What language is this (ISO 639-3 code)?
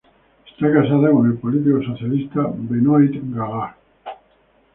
spa